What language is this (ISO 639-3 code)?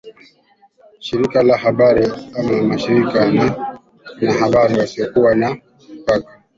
swa